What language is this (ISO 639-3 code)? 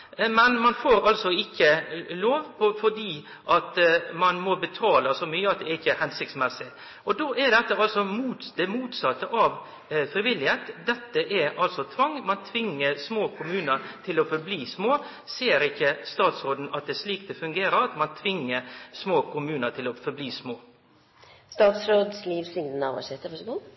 nno